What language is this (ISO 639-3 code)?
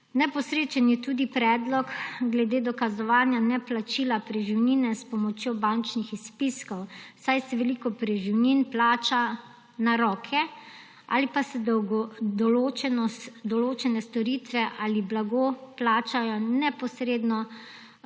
slv